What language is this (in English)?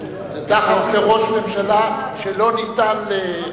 Hebrew